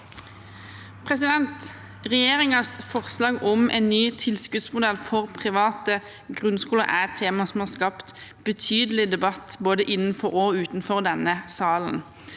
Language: Norwegian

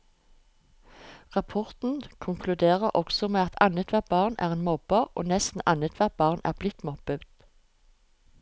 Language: Norwegian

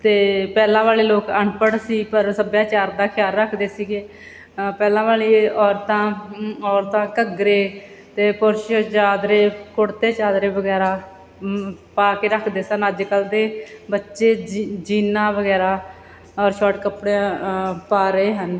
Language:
Punjabi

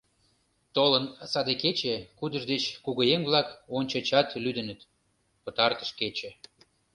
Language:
Mari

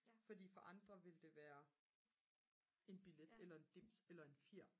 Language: Danish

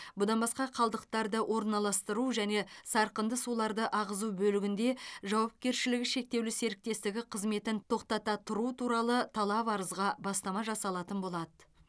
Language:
Kazakh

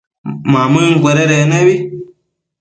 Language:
Matsés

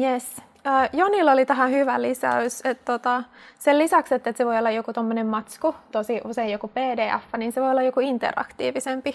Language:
Finnish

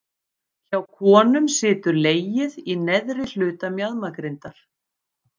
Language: Icelandic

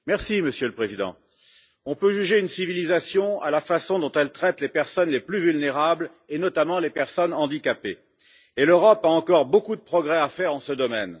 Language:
French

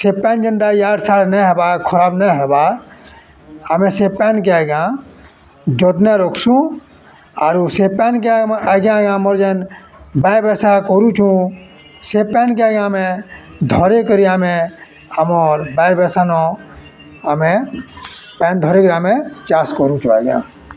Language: Odia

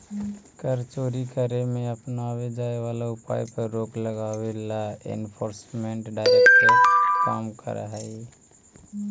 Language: Magahi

